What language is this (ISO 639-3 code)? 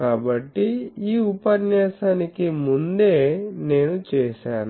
tel